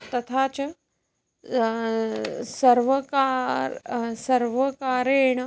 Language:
Sanskrit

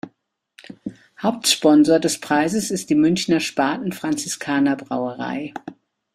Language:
German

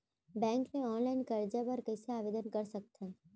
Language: Chhattisgarhi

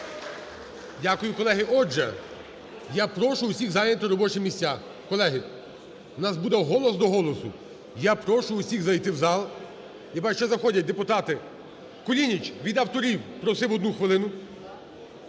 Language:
Ukrainian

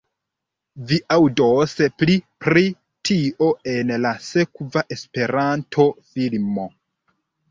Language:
Esperanto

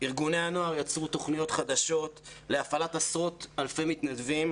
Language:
Hebrew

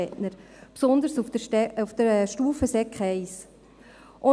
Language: Swiss German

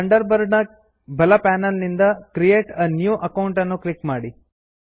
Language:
Kannada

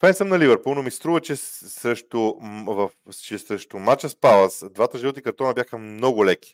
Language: Bulgarian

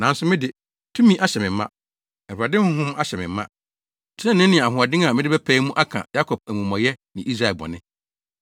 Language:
Akan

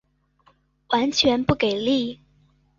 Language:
Chinese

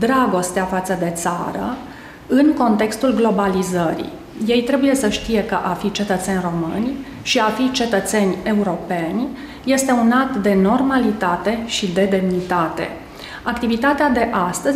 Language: Romanian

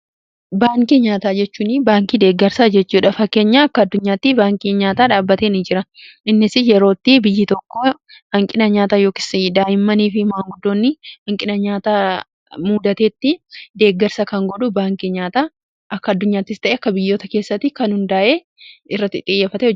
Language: Oromo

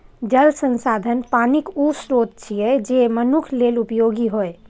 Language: Maithili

